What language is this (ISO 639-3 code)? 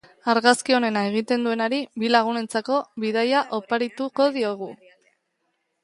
eus